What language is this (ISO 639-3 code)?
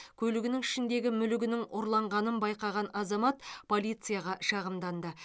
kaz